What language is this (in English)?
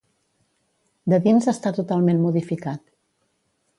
Catalan